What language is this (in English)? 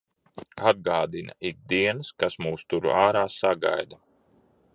Latvian